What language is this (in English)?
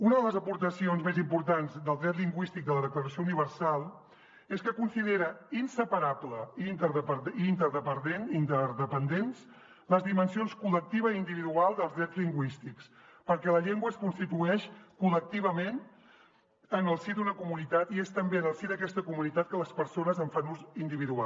Catalan